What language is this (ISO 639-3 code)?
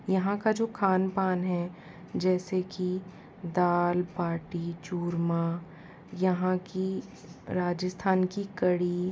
hin